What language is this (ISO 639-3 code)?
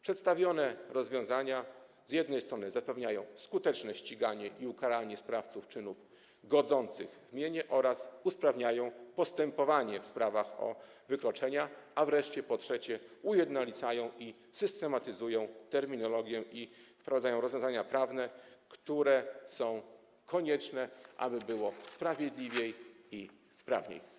pol